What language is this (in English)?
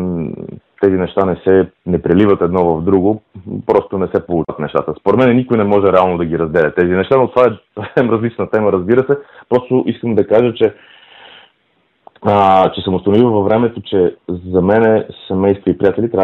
Bulgarian